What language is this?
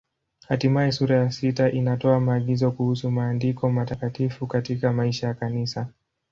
Swahili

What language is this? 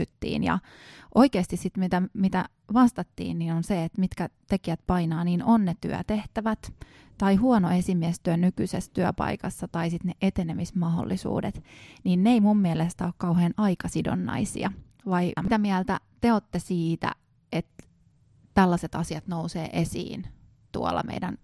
Finnish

